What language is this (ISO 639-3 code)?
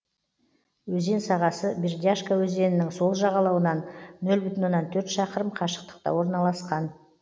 kaz